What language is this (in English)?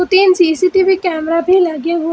Hindi